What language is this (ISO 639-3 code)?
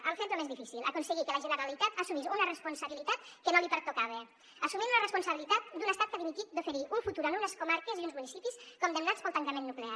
cat